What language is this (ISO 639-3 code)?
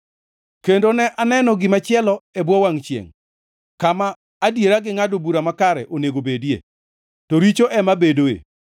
luo